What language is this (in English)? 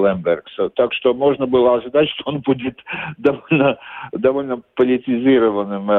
Russian